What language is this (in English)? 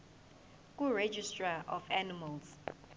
Zulu